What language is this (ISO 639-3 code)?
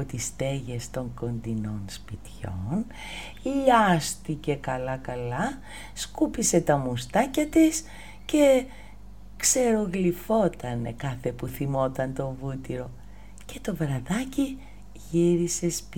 ell